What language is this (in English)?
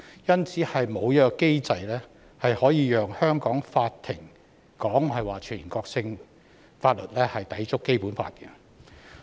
Cantonese